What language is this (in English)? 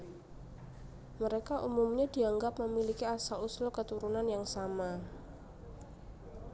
Javanese